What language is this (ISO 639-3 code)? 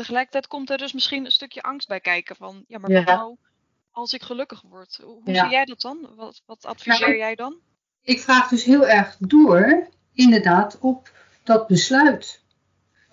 nld